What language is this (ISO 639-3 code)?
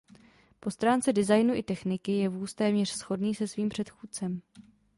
ces